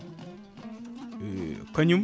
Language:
Fula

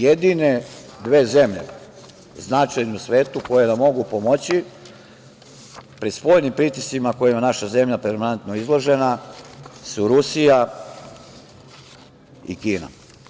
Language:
Serbian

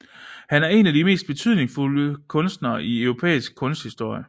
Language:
Danish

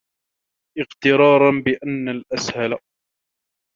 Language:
Arabic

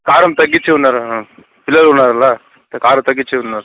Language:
Telugu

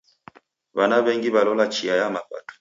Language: Taita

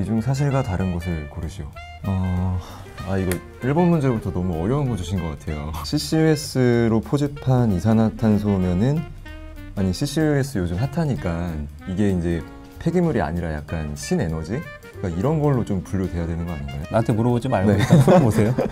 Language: Korean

